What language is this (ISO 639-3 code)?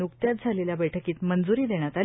mar